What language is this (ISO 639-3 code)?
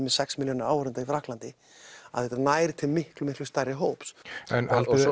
isl